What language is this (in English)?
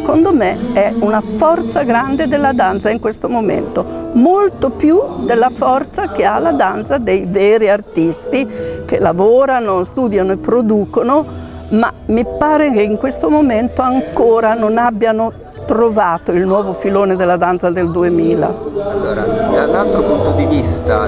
Italian